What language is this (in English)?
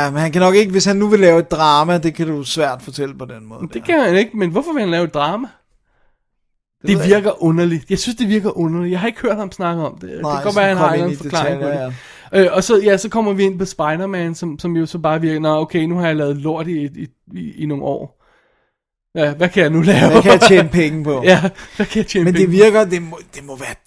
Danish